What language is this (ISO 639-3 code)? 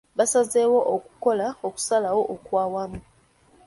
lug